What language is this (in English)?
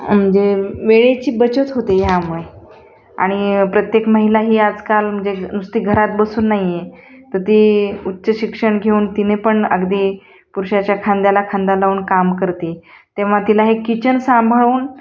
Marathi